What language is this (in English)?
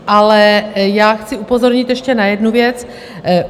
Czech